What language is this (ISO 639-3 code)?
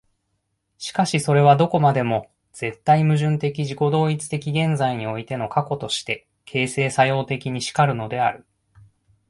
jpn